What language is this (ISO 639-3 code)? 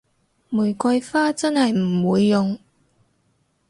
yue